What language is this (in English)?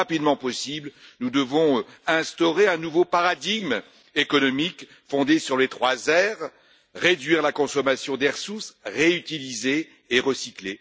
French